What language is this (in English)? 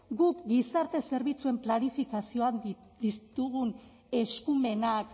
Basque